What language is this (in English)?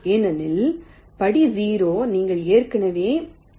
Tamil